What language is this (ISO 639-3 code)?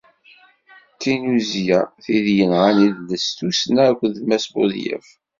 kab